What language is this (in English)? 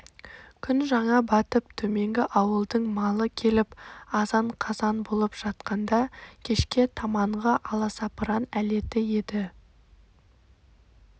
Kazakh